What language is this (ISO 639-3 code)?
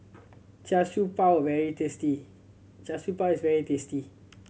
eng